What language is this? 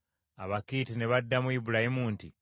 Ganda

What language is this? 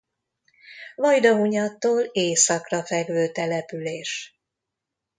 Hungarian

